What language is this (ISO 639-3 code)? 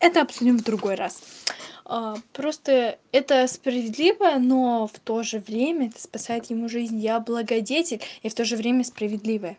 rus